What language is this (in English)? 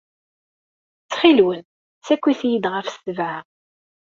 Kabyle